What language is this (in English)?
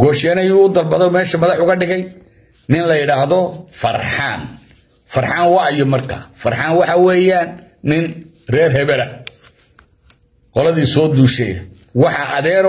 Arabic